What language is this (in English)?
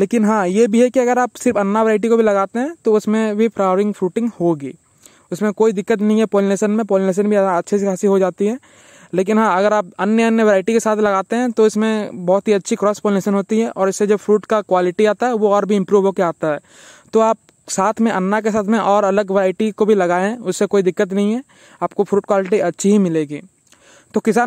Hindi